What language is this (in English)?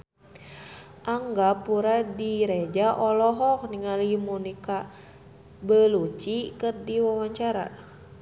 Sundanese